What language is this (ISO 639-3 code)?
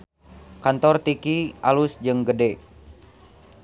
sun